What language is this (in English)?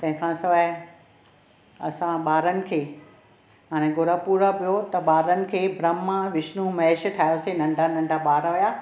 Sindhi